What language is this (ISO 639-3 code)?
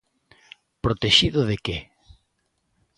glg